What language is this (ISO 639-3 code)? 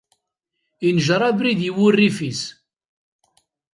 kab